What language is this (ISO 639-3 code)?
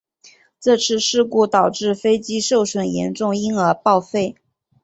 zho